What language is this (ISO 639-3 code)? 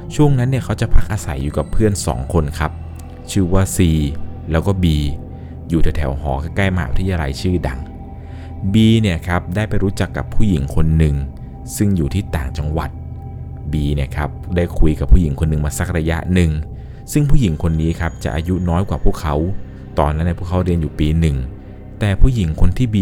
tha